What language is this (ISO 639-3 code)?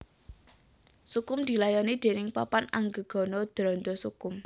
jav